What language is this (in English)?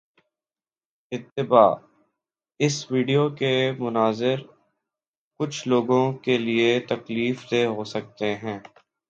Urdu